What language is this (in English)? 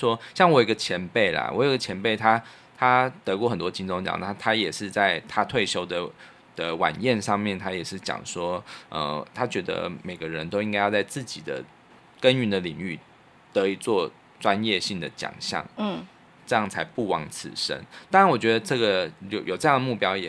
Chinese